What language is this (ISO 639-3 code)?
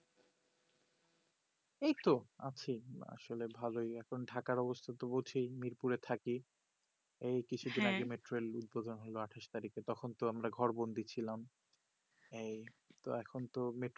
ben